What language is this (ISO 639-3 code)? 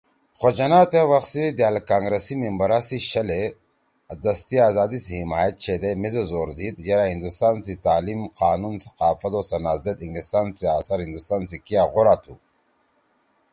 trw